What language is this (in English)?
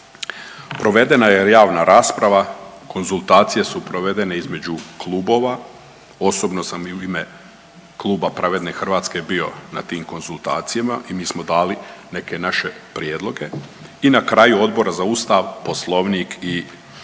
Croatian